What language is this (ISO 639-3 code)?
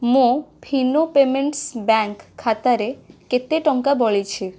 ori